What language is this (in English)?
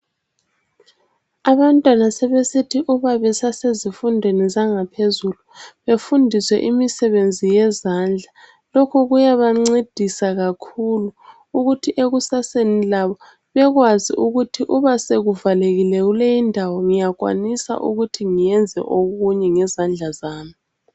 North Ndebele